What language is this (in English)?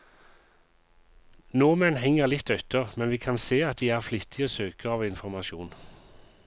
Norwegian